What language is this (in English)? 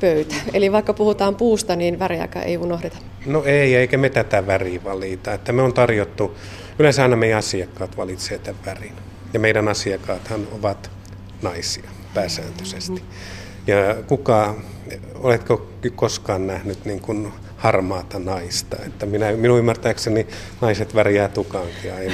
Finnish